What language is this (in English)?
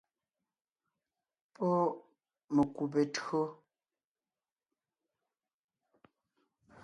Ngiemboon